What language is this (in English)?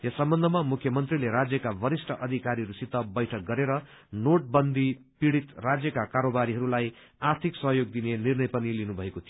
Nepali